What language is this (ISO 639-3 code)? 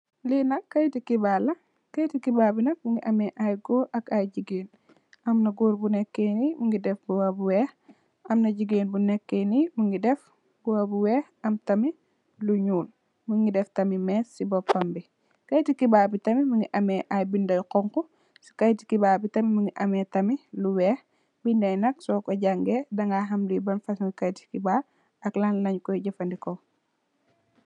wol